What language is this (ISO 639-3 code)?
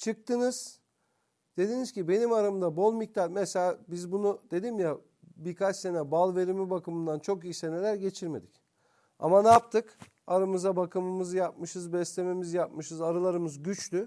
tur